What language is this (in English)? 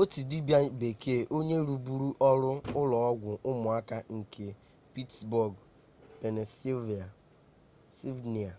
Igbo